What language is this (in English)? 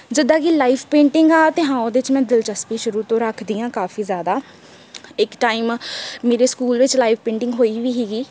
Punjabi